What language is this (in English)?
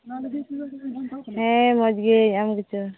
Santali